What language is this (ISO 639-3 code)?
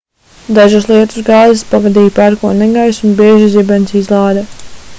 lav